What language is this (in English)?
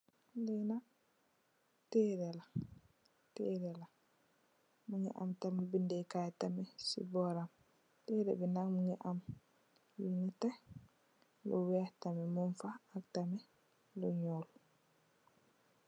Wolof